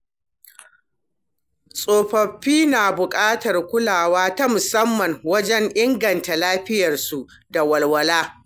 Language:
Hausa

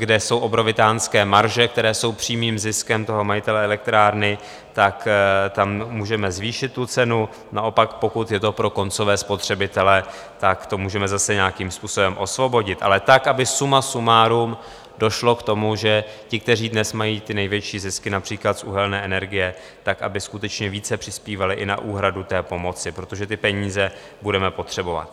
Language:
Czech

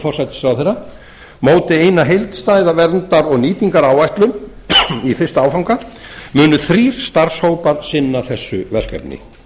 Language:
Icelandic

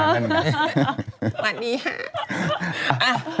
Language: Thai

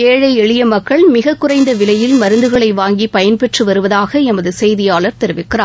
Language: Tamil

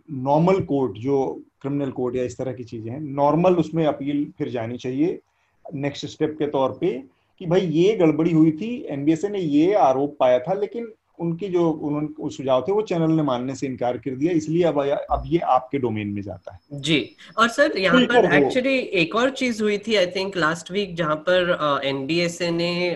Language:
Hindi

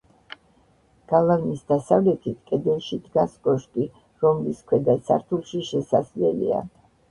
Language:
Georgian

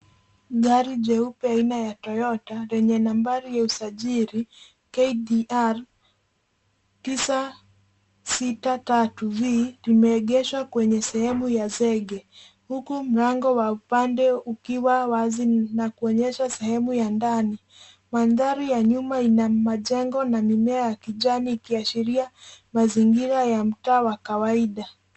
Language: Swahili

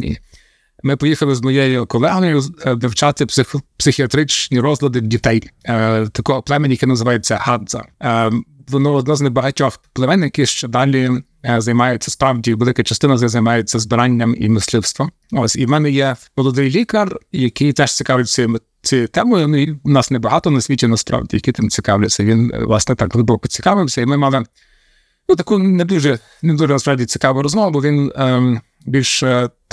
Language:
Ukrainian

